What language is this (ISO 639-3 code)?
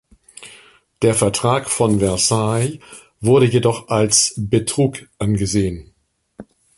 deu